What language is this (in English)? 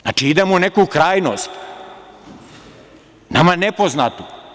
Serbian